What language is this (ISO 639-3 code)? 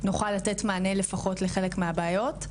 heb